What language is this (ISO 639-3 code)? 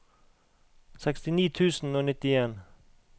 nor